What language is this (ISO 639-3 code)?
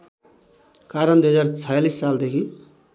nep